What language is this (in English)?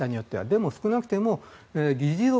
Japanese